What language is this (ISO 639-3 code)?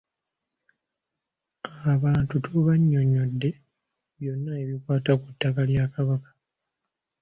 lug